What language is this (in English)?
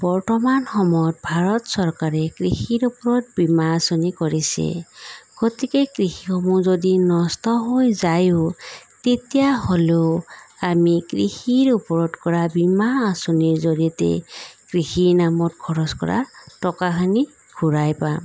Assamese